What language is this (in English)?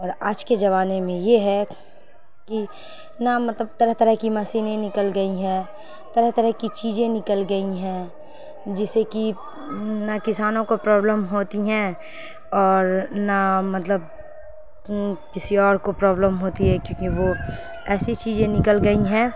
Urdu